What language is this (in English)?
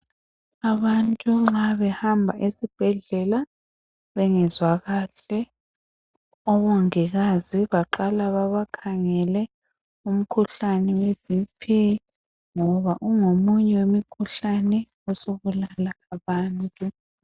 North Ndebele